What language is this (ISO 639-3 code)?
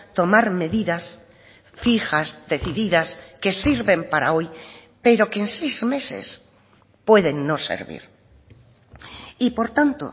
spa